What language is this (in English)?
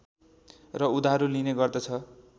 Nepali